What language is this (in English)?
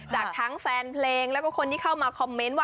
Thai